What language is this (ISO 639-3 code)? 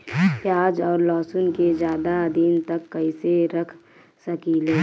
bho